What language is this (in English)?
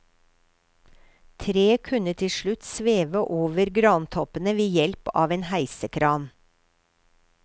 Norwegian